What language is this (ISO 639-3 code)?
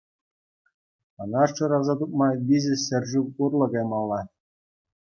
chv